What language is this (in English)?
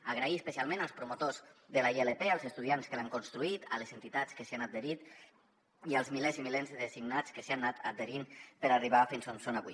Catalan